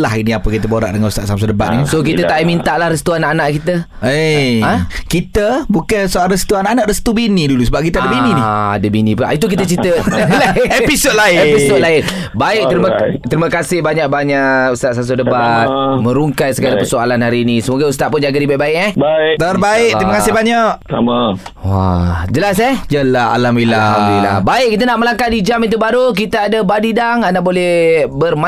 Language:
Malay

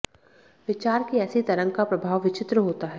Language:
Hindi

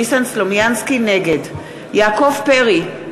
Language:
Hebrew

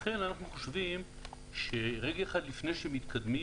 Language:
Hebrew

